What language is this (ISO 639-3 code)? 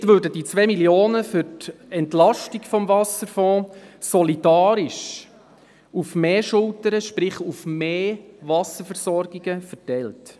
gsw